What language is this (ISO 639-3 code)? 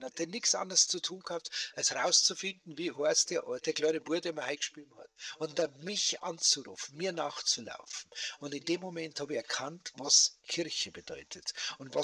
deu